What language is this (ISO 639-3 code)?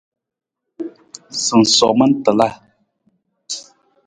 nmz